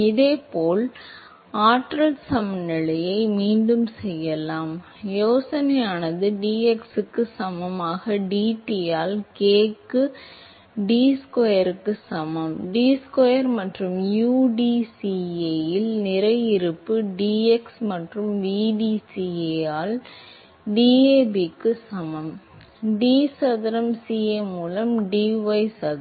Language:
Tamil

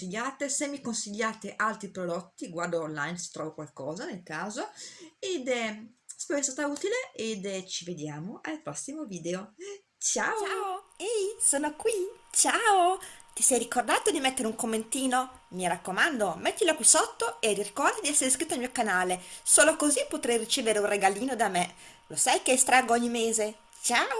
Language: Italian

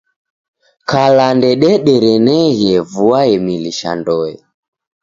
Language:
Taita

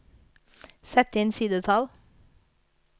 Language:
Norwegian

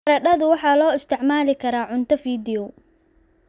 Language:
Somali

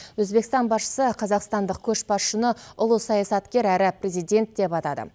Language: Kazakh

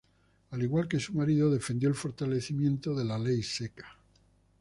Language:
Spanish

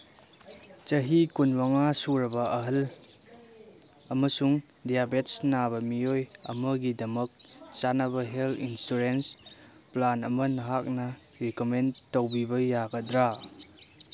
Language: Manipuri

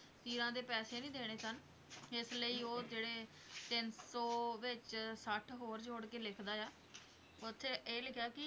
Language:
Punjabi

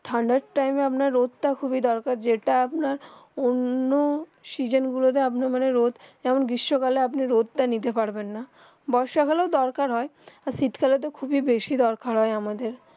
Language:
Bangla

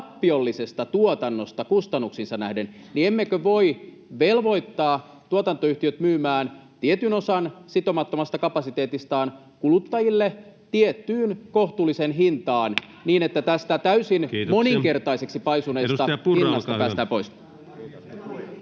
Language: Finnish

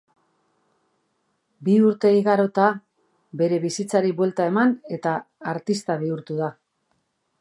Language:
Basque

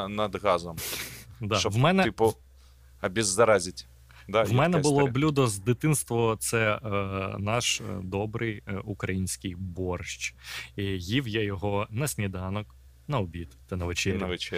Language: Ukrainian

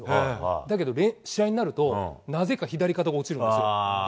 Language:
Japanese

